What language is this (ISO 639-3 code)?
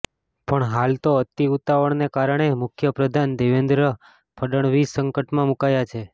guj